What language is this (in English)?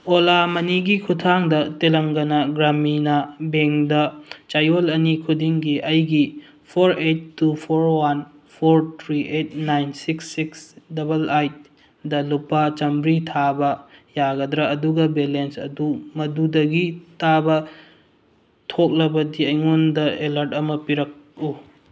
Manipuri